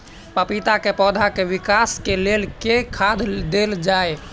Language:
Maithili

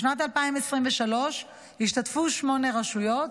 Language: Hebrew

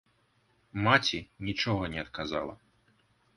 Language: Belarusian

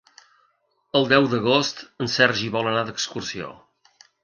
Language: Catalan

